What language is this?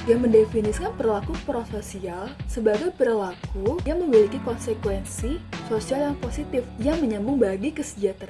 Indonesian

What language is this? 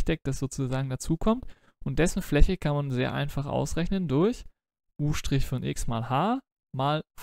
German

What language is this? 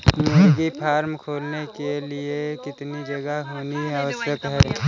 Hindi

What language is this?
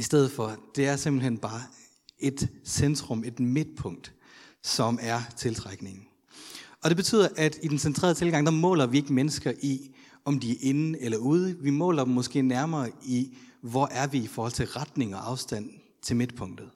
Danish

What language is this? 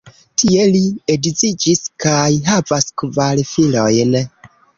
Esperanto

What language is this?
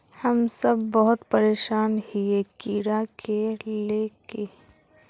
Magahi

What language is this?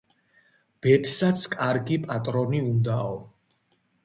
Georgian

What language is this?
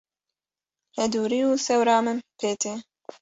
Kurdish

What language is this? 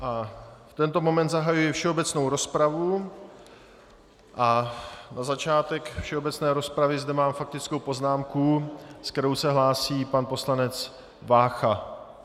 Czech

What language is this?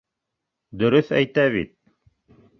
Bashkir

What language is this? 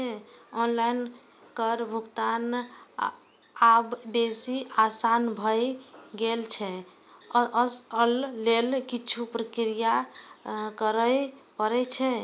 Maithili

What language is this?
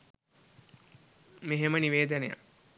Sinhala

